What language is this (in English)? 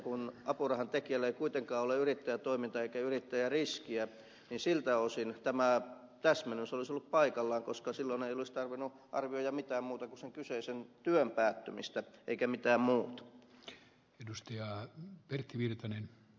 Finnish